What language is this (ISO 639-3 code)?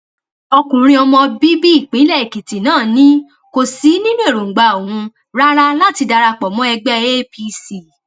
yor